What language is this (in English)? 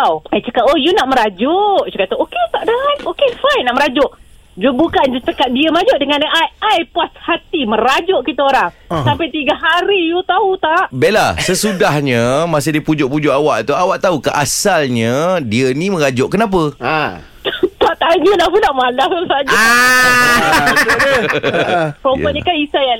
Malay